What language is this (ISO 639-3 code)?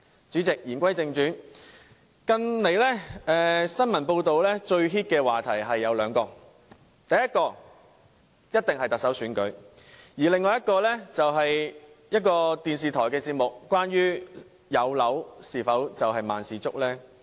yue